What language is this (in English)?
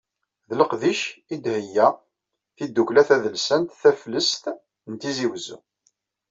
Kabyle